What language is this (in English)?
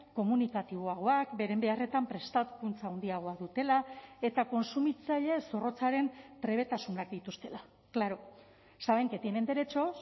Basque